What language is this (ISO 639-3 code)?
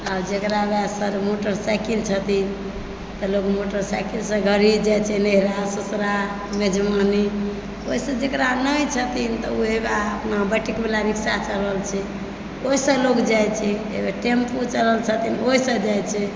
mai